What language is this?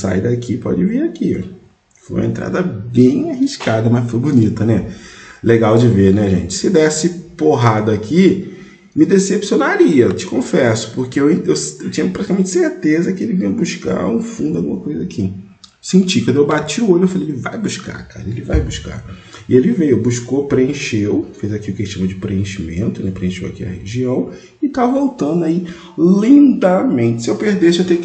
Portuguese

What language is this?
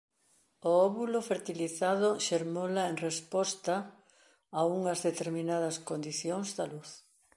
Galician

